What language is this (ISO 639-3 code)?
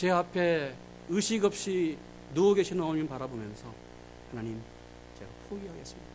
kor